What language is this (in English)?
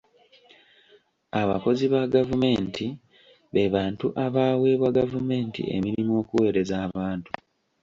Ganda